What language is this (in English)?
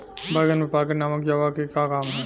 Bhojpuri